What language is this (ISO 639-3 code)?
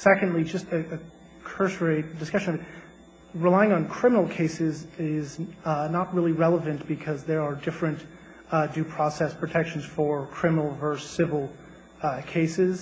eng